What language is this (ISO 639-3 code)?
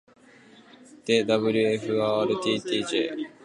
jpn